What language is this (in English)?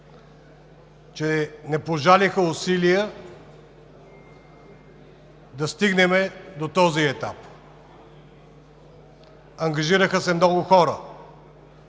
Bulgarian